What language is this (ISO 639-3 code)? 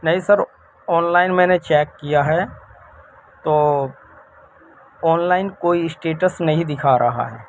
urd